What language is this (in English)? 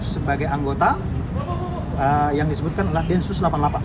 Indonesian